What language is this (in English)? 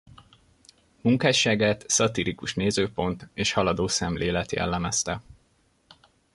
Hungarian